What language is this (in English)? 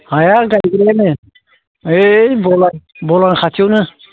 Bodo